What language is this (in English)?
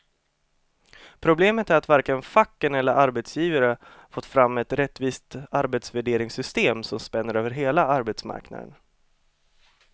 Swedish